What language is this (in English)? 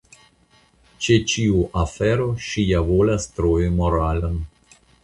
Esperanto